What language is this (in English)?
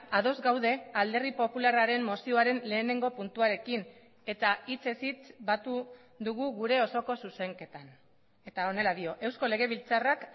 Basque